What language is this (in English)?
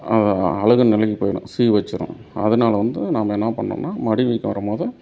Tamil